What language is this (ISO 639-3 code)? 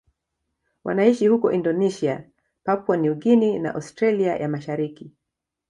swa